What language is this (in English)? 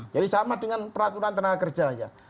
Indonesian